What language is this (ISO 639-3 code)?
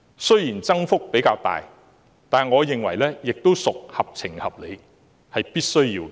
yue